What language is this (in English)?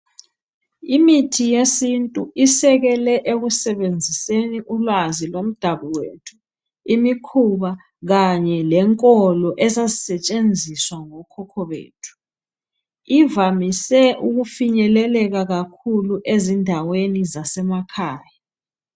North Ndebele